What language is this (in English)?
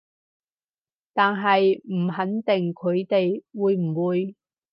Cantonese